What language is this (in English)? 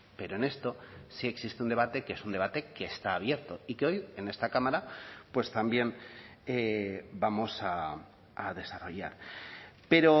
Spanish